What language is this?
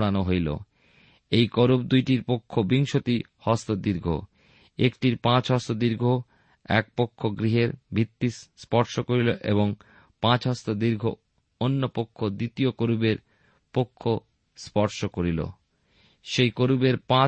Bangla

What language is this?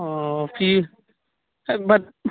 Urdu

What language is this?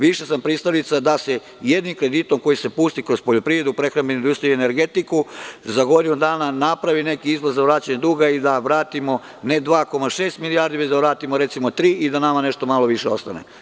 Serbian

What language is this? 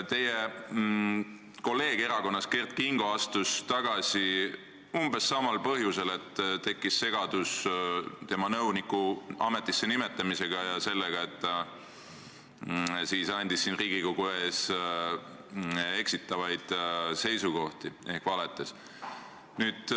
Estonian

